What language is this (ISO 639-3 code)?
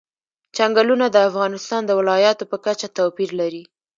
pus